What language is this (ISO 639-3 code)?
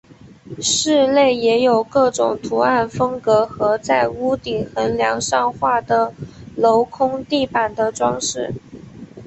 zho